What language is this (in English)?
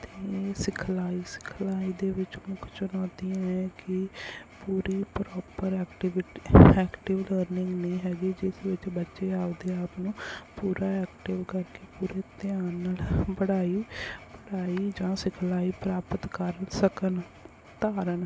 Punjabi